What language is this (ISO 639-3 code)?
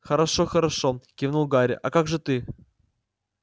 rus